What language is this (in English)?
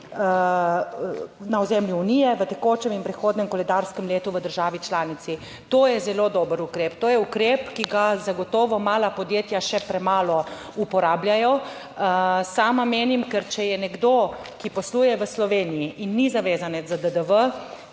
Slovenian